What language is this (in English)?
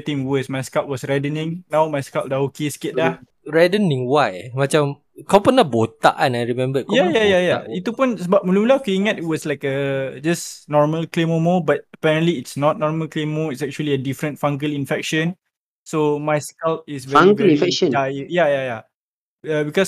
Malay